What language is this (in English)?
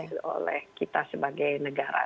Indonesian